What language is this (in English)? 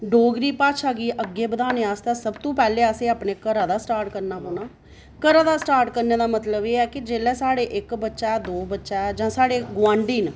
Dogri